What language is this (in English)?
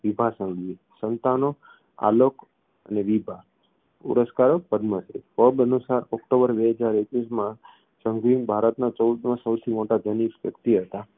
Gujarati